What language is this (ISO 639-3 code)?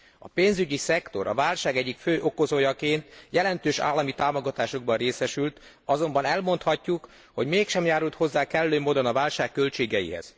hun